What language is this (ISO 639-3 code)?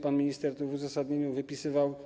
pol